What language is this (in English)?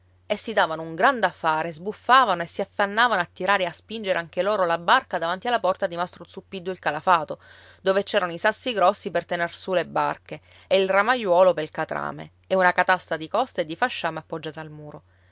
Italian